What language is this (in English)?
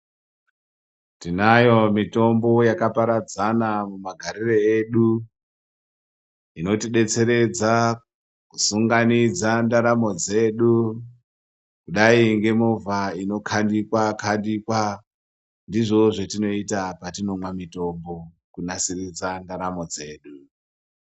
Ndau